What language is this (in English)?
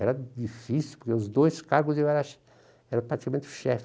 Portuguese